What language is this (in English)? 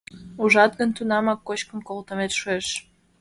Mari